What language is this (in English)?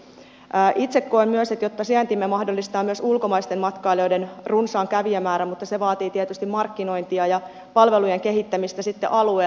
Finnish